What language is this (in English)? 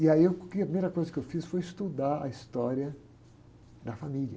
Portuguese